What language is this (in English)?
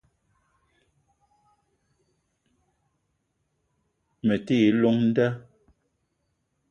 Eton (Cameroon)